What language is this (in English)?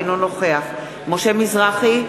Hebrew